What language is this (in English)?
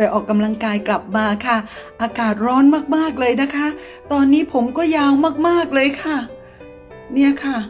Thai